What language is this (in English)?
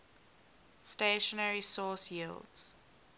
English